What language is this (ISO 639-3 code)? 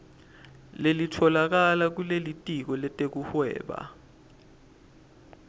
ssw